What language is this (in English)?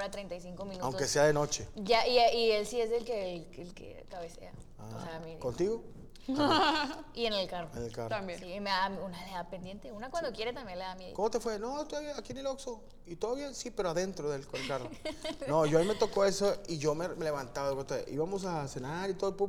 Spanish